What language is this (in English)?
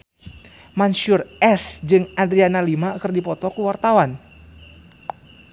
Sundanese